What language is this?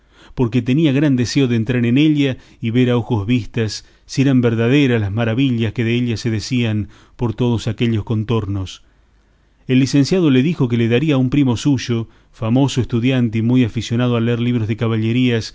Spanish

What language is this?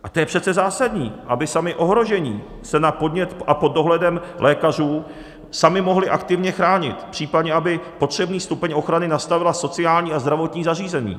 Czech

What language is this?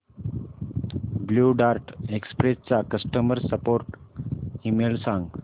Marathi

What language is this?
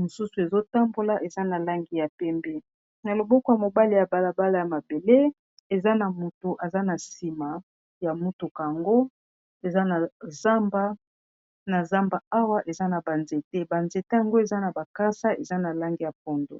Lingala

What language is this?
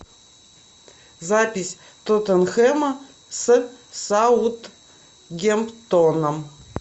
Russian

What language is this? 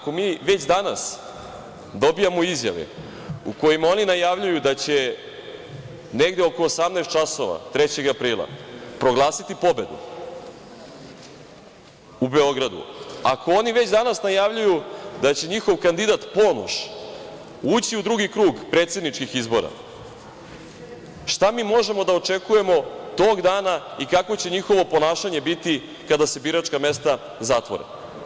Serbian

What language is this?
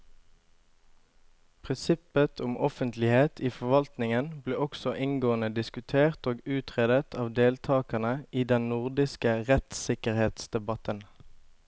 Norwegian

